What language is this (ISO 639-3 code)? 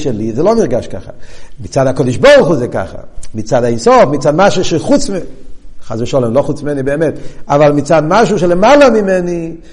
heb